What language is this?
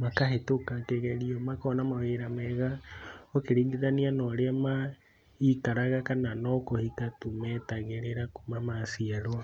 Kikuyu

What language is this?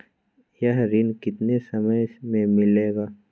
Magahi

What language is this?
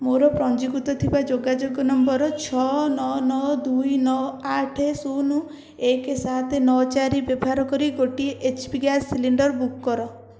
Odia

